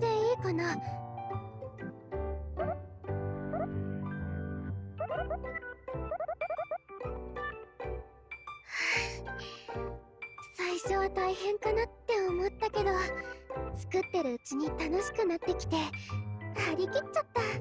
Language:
Japanese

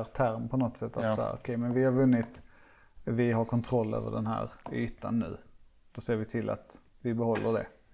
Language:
Swedish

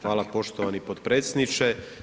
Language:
Croatian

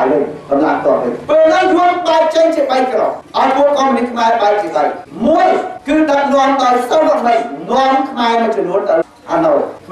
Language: Thai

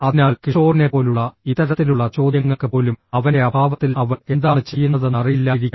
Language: Malayalam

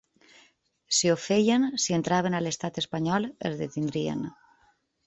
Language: Catalan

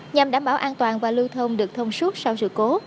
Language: Vietnamese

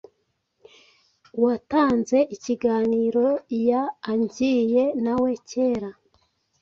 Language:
Kinyarwanda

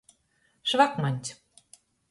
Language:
Latgalian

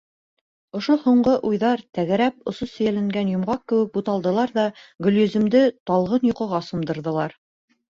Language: Bashkir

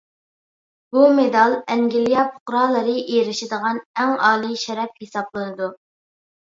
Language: Uyghur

